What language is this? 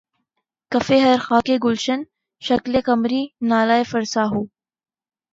Urdu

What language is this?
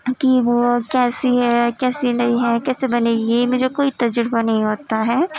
Urdu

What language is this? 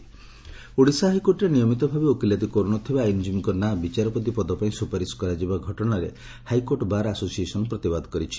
Odia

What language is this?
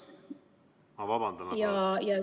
Estonian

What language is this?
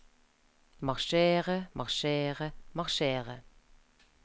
Norwegian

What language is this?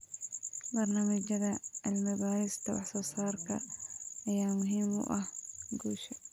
Somali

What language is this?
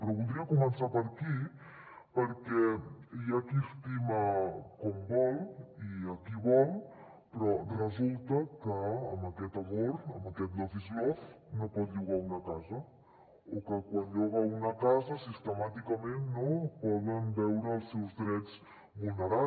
Catalan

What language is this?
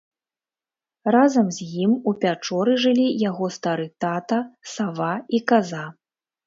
Belarusian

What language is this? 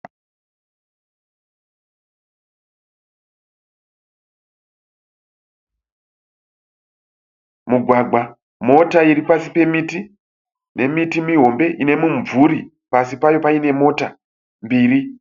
Shona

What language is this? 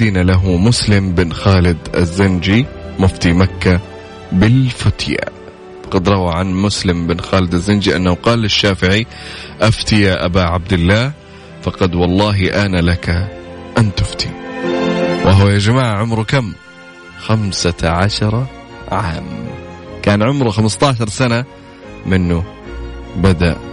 Arabic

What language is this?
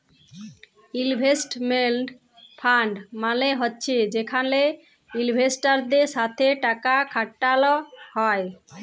Bangla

